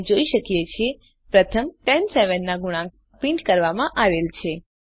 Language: Gujarati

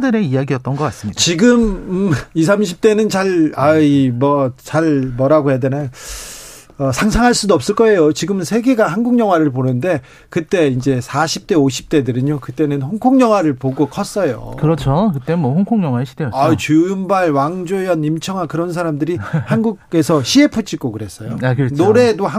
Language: Korean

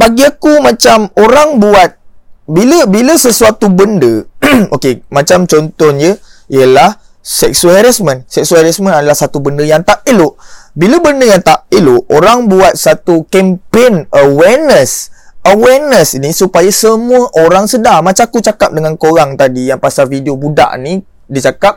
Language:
Malay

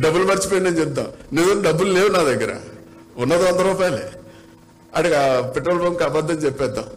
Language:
Telugu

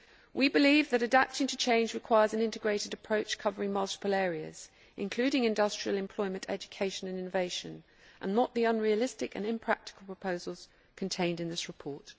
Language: English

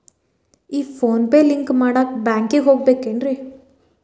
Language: Kannada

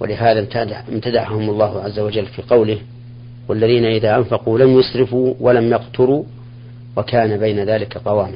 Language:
Arabic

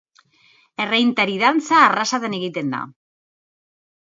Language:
Basque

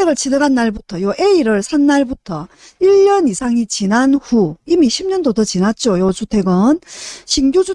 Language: Korean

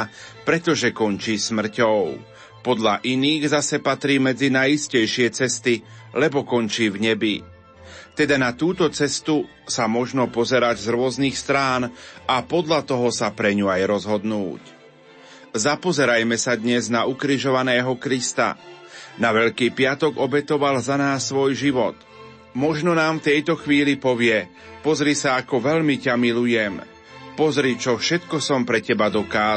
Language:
Slovak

